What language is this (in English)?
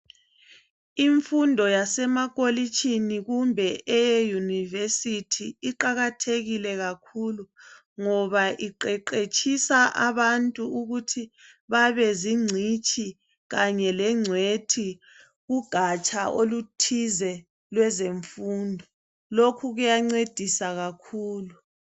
North Ndebele